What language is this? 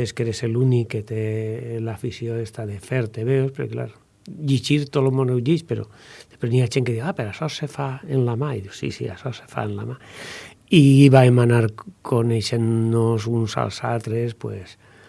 Spanish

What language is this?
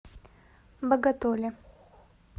Russian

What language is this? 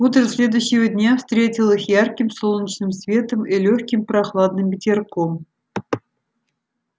Russian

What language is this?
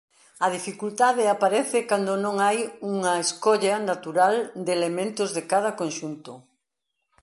Galician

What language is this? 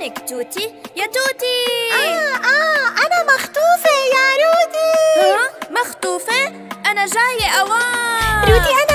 Arabic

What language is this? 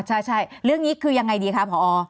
Thai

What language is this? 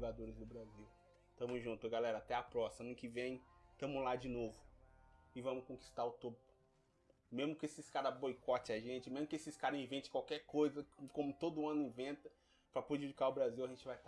Portuguese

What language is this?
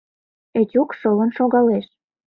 Mari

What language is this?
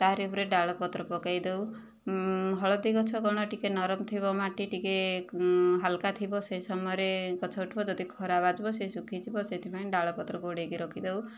Odia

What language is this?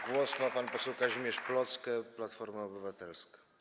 Polish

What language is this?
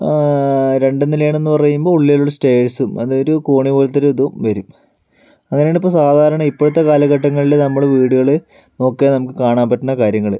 Malayalam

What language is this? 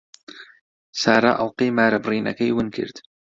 Central Kurdish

